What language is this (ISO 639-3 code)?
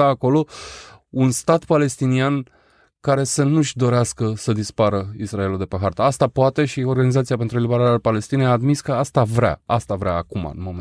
ron